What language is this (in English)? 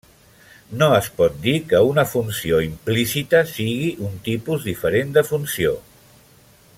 Catalan